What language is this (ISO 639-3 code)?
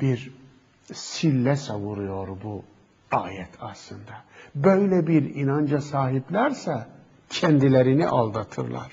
tur